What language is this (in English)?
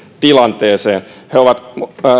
Finnish